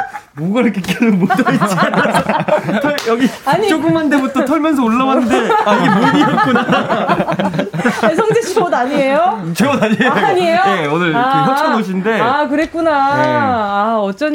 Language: Korean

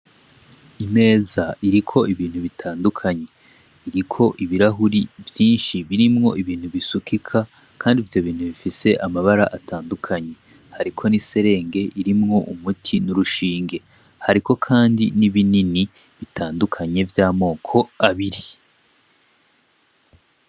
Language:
Rundi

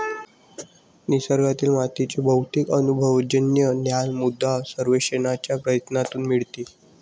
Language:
Marathi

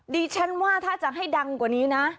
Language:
Thai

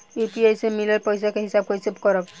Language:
Bhojpuri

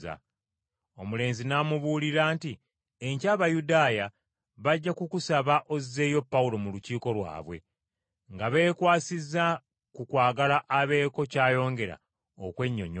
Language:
Ganda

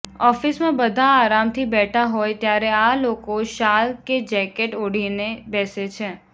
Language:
Gujarati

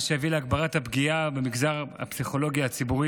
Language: Hebrew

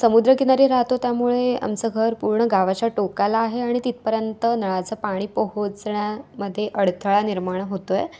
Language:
Marathi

